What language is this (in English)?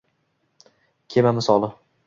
Uzbek